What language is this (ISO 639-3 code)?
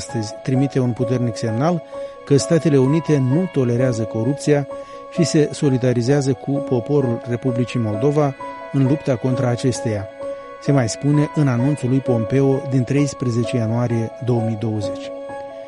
ron